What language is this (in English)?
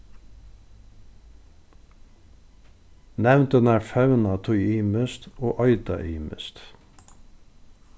Faroese